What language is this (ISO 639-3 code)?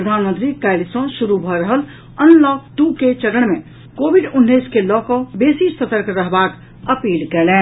mai